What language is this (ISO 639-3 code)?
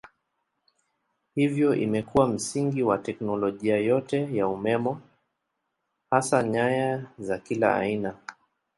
swa